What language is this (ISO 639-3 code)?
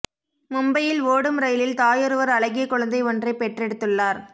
tam